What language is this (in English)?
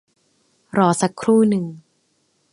Thai